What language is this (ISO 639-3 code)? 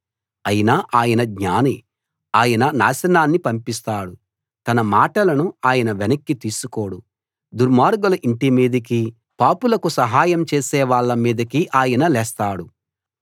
tel